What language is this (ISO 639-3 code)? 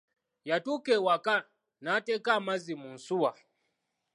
lug